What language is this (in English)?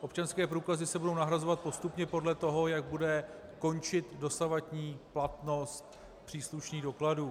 Czech